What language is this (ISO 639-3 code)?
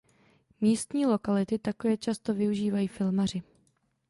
ces